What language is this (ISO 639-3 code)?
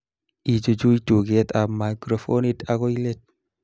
kln